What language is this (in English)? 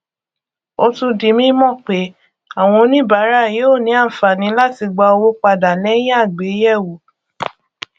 Yoruba